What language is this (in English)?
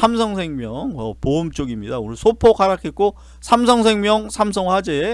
Korean